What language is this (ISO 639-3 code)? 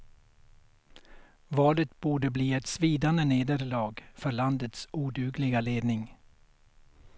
swe